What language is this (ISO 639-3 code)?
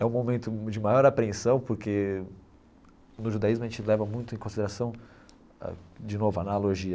por